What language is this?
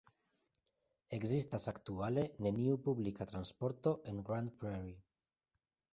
Esperanto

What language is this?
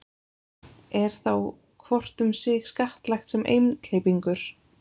Icelandic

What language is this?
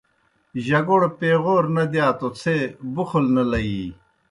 Kohistani Shina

